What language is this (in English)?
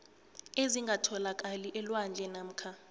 South Ndebele